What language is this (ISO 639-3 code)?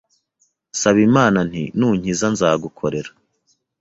kin